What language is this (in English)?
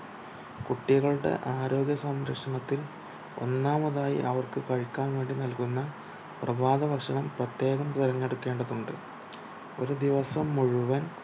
Malayalam